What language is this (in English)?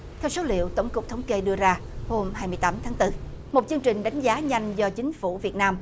Vietnamese